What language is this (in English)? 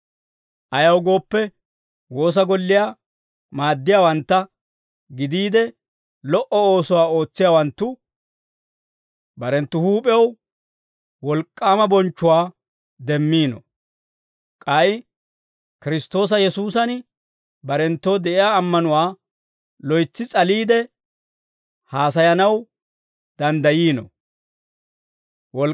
Dawro